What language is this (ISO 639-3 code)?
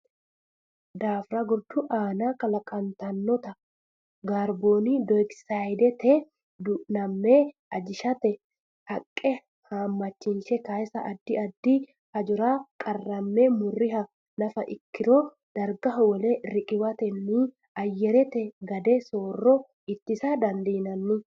sid